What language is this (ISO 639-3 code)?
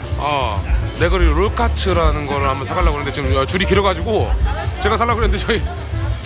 kor